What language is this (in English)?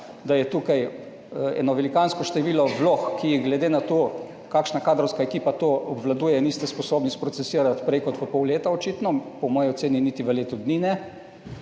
Slovenian